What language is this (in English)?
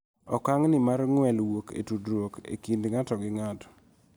Luo (Kenya and Tanzania)